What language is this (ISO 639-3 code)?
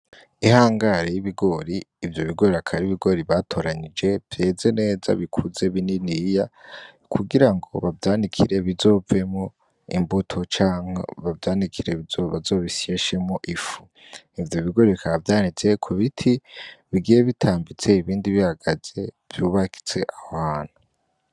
run